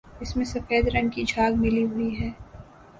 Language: Urdu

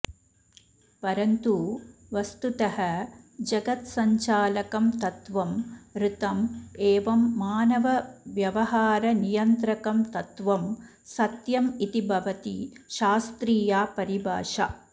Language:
Sanskrit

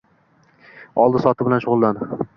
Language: Uzbek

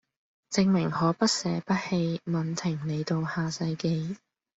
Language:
Cantonese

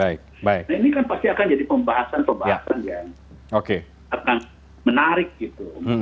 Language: Indonesian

